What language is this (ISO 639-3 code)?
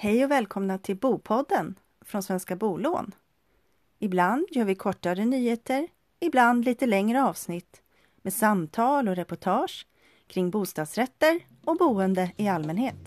swe